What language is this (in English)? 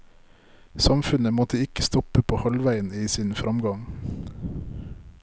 Norwegian